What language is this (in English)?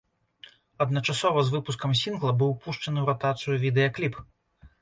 Belarusian